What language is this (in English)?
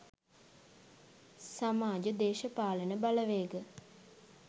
Sinhala